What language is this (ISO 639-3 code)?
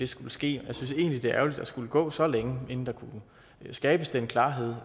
dan